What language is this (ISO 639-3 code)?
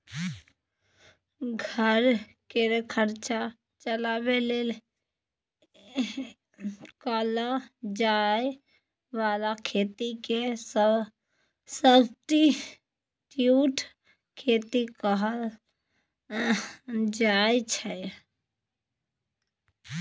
mai